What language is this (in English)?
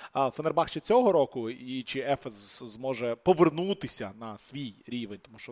Ukrainian